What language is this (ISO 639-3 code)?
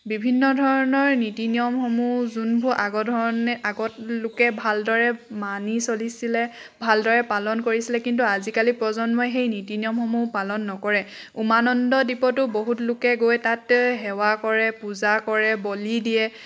asm